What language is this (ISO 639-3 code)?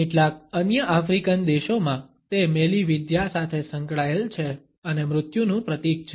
guj